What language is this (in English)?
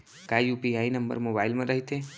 Chhattisgarhi